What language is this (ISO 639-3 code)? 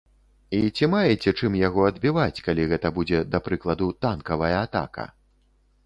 bel